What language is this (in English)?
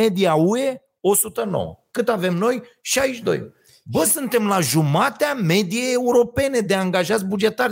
Romanian